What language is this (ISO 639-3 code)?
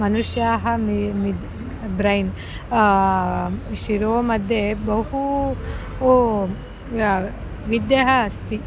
san